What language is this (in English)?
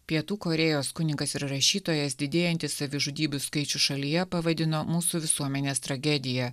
Lithuanian